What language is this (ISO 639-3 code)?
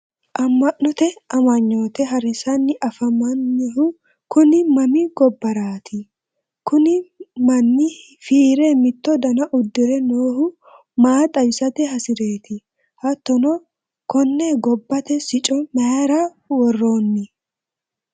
sid